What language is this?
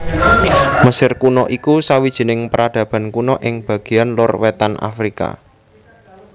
Javanese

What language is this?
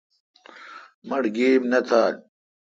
Kalkoti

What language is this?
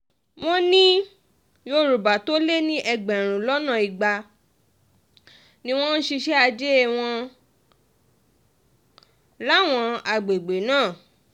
Yoruba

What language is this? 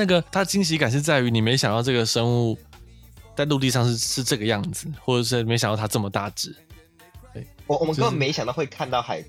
Chinese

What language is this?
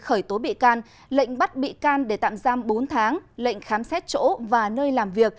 Vietnamese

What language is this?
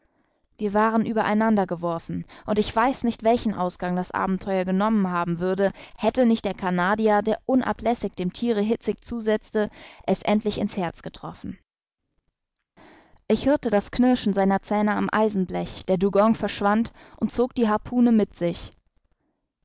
German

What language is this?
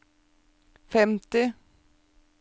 Norwegian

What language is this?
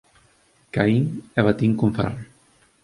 Galician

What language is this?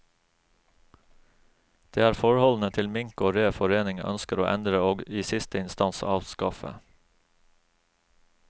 Norwegian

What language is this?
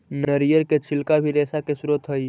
Magahi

